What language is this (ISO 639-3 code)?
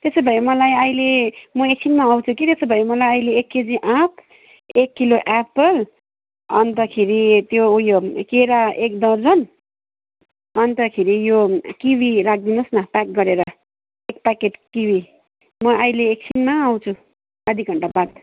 nep